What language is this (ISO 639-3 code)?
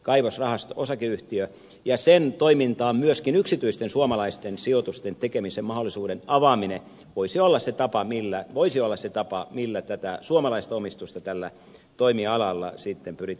fin